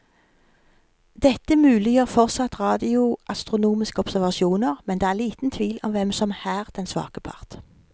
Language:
Norwegian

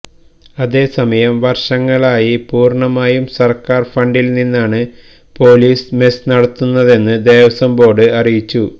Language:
Malayalam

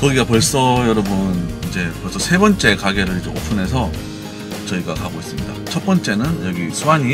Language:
Korean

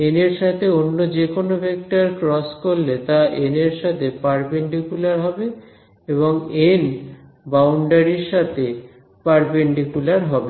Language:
Bangla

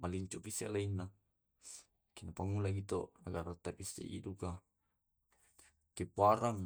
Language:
Tae'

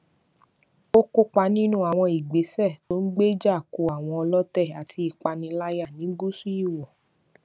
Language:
Yoruba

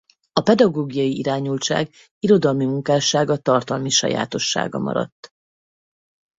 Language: Hungarian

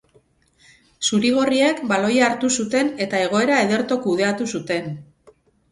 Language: Basque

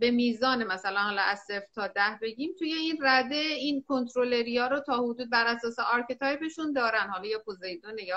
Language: Persian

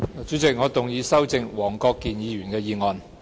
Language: Cantonese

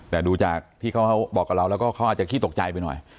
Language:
Thai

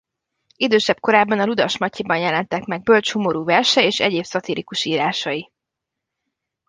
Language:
Hungarian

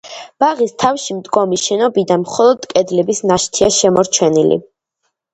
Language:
Georgian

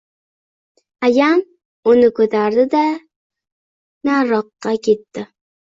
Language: Uzbek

